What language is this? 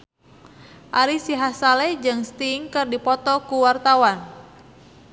Sundanese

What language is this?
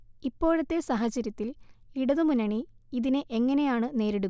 Malayalam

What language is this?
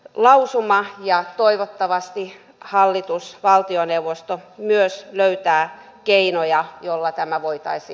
Finnish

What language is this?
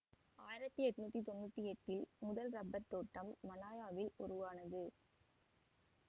Tamil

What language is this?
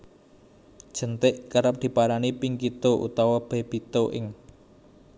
Javanese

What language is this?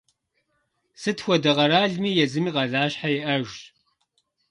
Kabardian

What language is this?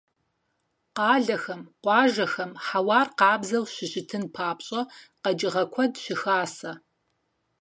Kabardian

